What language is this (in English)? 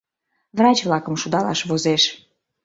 Mari